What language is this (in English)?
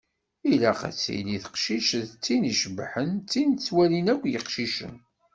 Kabyle